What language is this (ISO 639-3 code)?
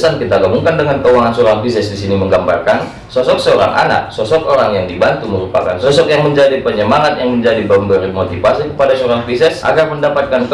ind